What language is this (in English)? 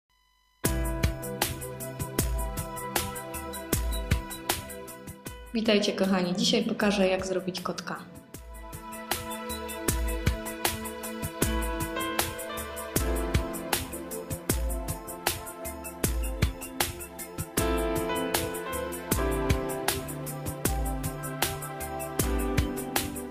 Polish